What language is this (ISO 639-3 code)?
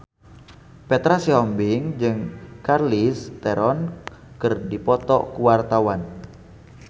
sun